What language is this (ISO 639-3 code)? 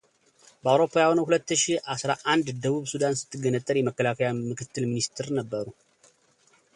amh